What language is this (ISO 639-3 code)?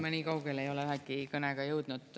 est